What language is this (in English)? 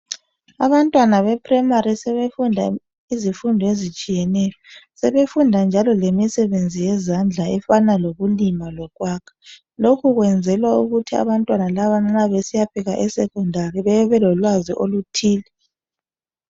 North Ndebele